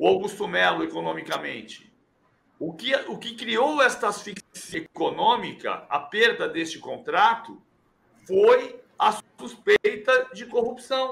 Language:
Portuguese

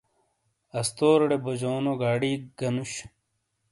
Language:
Shina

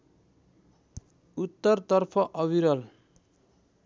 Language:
Nepali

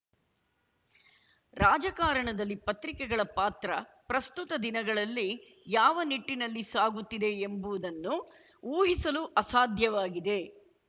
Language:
Kannada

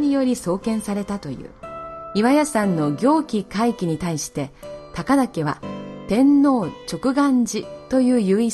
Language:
Japanese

